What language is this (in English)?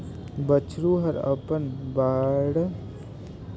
Chhattisgarhi